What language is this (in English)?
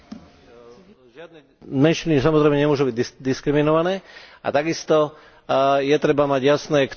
Slovak